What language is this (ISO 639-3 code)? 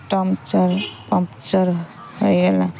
ori